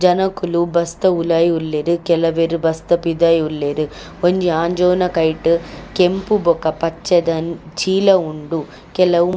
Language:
Tulu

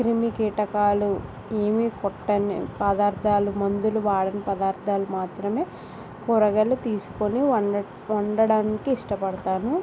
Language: Telugu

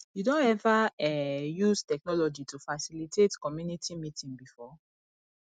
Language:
Nigerian Pidgin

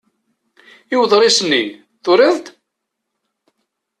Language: Kabyle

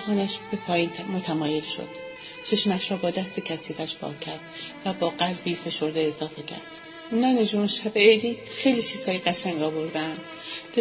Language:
Persian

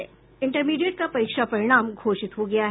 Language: Hindi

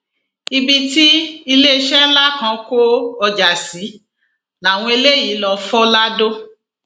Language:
Yoruba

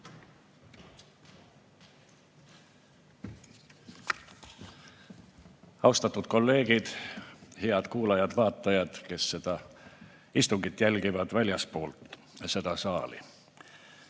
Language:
Estonian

